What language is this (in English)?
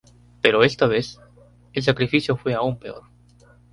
Spanish